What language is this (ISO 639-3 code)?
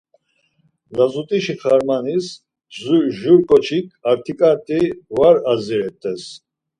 lzz